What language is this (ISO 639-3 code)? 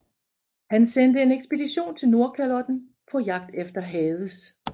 dan